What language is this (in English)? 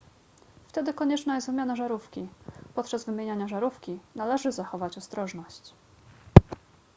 Polish